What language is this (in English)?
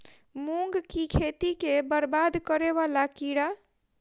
Maithili